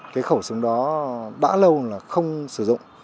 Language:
Vietnamese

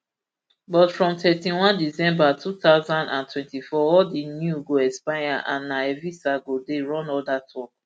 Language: Nigerian Pidgin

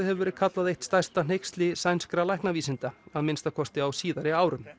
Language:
Icelandic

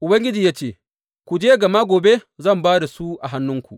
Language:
Hausa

